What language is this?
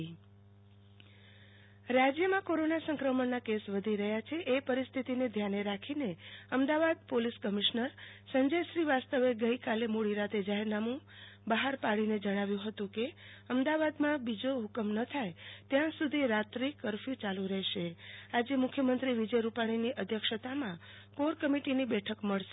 Gujarati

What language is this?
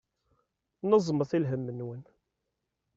Kabyle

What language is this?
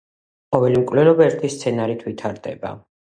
Georgian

